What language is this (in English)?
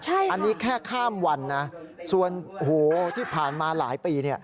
Thai